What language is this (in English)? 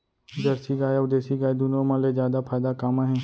Chhattisgarhi